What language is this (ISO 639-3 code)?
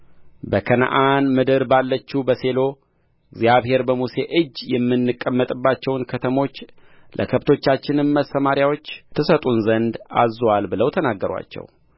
amh